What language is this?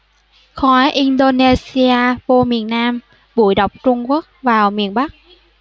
Vietnamese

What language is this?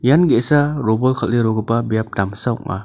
Garo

